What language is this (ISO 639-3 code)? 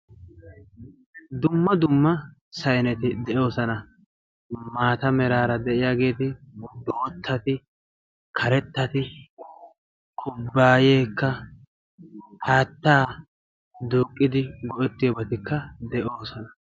wal